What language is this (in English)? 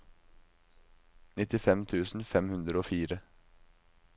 Norwegian